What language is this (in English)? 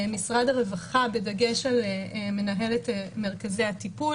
Hebrew